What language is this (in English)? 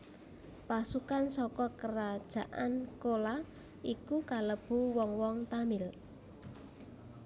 Javanese